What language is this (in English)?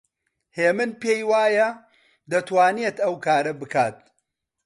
Central Kurdish